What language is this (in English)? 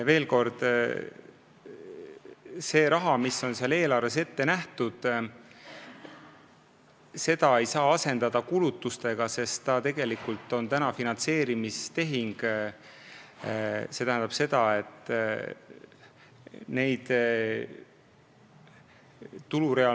Estonian